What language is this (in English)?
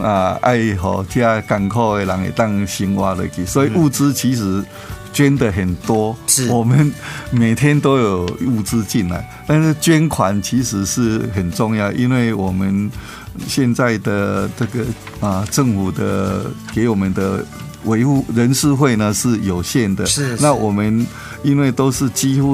Chinese